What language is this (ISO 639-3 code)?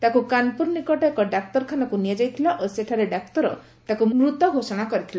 ori